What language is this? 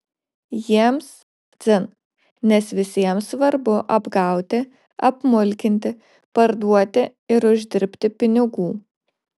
Lithuanian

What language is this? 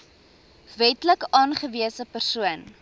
Afrikaans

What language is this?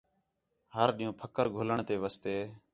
Khetrani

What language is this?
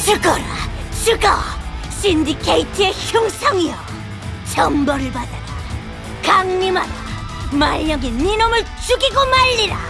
Korean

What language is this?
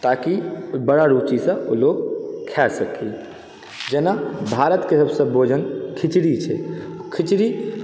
Maithili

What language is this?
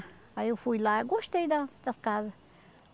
Portuguese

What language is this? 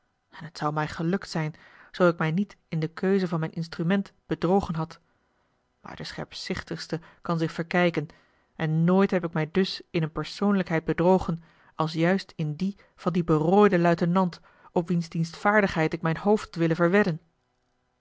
Dutch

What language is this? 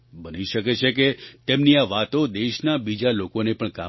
Gujarati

